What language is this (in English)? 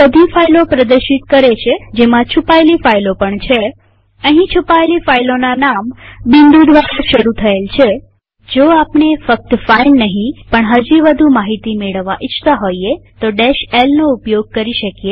Gujarati